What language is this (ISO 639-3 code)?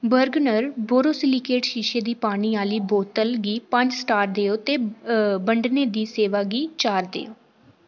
doi